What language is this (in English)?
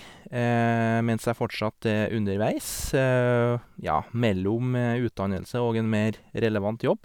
Norwegian